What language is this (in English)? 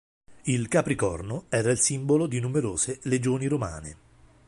Italian